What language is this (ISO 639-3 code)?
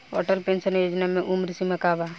bho